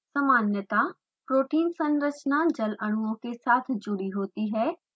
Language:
Hindi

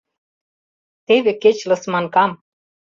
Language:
Mari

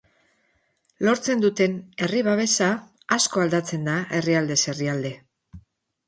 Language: Basque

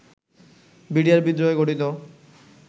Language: Bangla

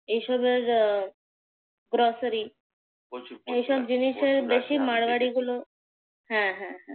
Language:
Bangla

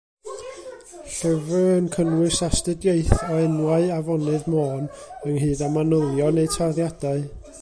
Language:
Welsh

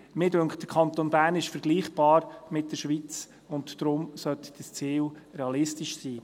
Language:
Swiss German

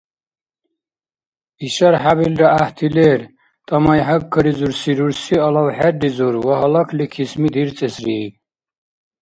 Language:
Dargwa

